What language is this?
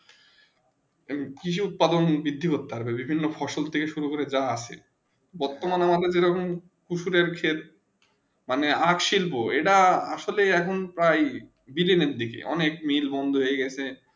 Bangla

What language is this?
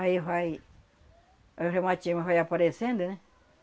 Portuguese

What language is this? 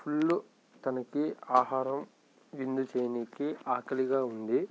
Telugu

